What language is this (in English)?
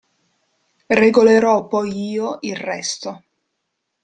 Italian